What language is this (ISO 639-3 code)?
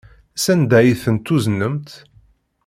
kab